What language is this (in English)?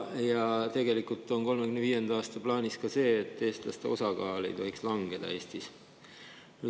Estonian